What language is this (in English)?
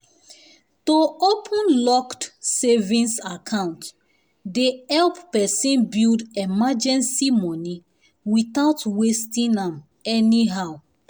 Nigerian Pidgin